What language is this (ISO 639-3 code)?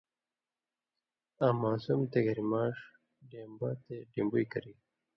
mvy